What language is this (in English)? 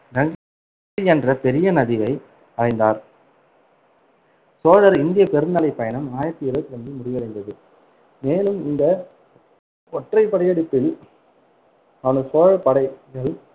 Tamil